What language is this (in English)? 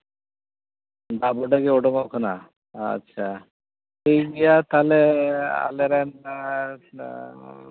Santali